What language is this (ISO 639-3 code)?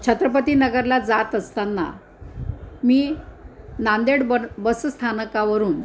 mar